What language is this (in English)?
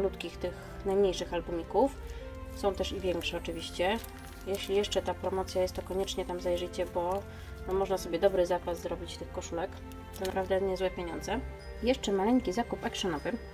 Polish